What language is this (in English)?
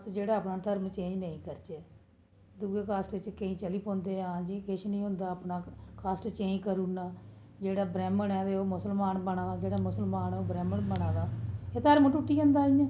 Dogri